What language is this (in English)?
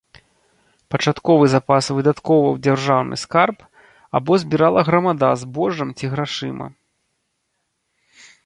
Belarusian